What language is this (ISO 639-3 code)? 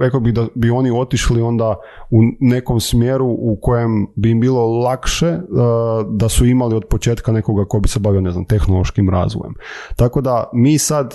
hrv